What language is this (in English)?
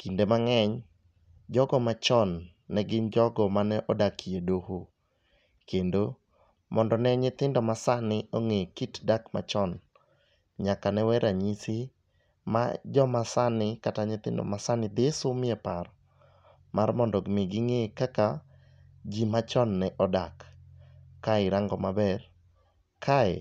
Luo (Kenya and Tanzania)